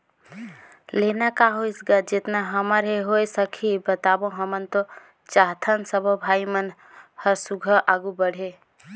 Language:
Chhattisgarhi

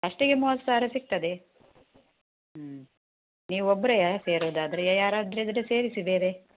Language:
Kannada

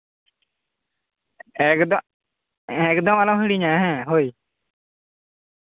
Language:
Santali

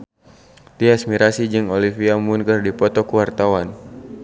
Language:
Sundanese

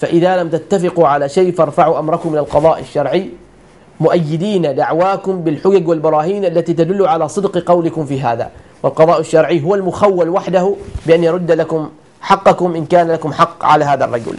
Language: Arabic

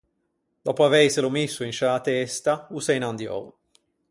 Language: Ligurian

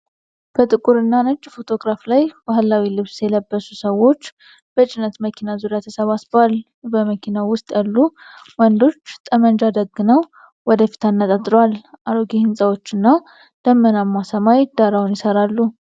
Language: Amharic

